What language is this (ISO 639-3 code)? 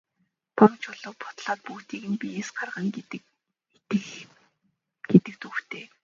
mon